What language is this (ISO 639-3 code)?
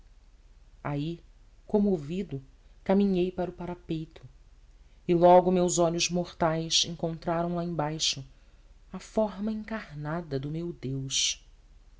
por